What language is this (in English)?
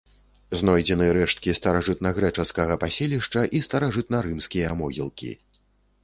Belarusian